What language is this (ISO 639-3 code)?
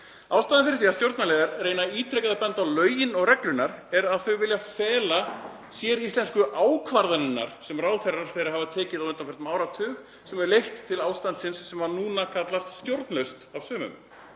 isl